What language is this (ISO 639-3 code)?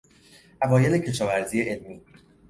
fas